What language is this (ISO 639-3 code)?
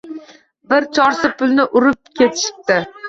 uzb